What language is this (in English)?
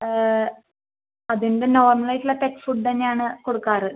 Malayalam